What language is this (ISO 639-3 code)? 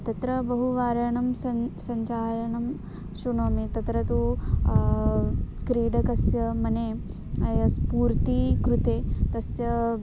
san